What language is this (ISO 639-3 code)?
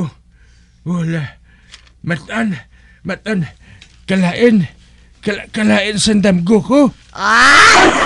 fil